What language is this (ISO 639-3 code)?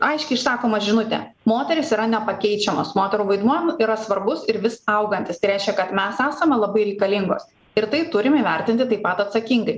lit